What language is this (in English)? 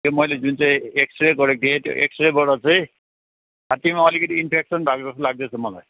Nepali